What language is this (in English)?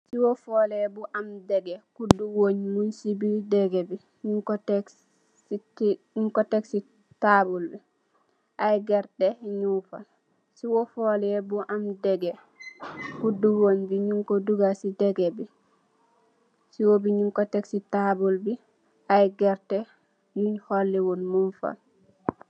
Wolof